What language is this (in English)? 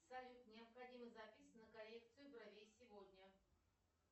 Russian